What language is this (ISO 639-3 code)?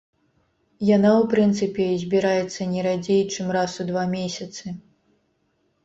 bel